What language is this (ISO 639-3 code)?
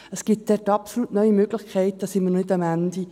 gsw